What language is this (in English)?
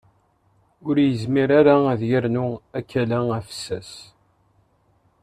Kabyle